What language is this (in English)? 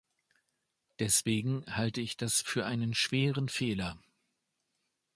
German